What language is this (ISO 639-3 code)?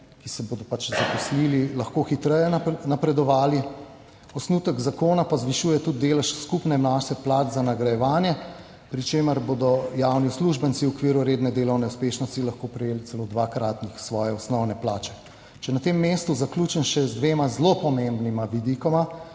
slv